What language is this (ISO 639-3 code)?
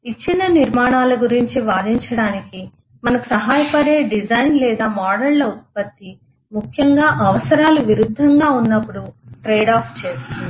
tel